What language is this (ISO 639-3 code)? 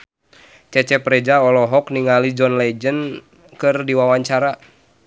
sun